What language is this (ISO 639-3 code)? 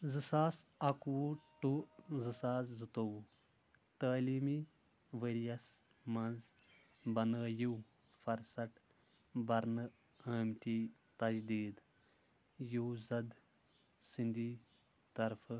kas